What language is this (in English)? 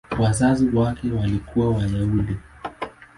Swahili